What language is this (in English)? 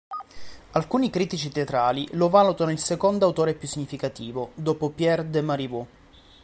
Italian